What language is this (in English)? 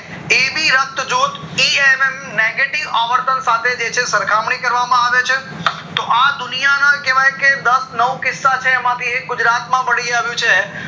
Gujarati